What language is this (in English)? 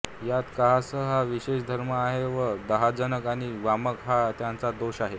Marathi